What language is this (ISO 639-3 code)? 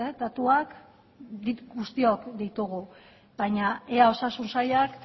eus